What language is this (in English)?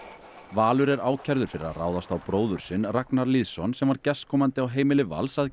Icelandic